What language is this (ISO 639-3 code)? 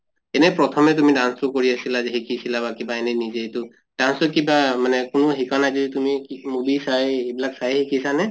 asm